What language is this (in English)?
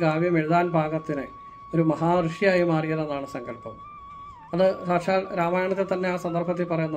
Malayalam